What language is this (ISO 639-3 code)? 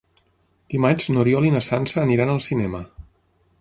cat